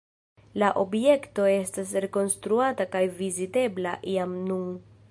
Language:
Esperanto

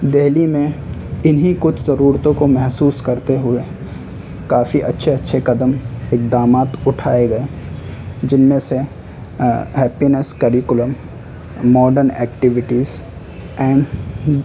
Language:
Urdu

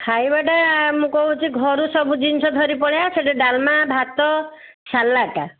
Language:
Odia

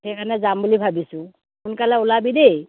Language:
Assamese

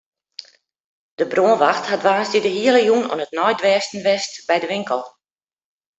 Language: Western Frisian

